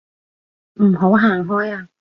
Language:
Cantonese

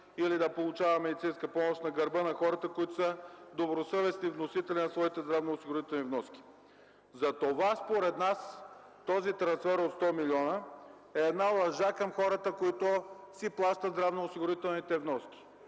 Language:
Bulgarian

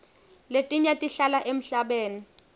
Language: Swati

